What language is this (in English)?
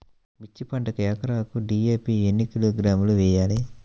Telugu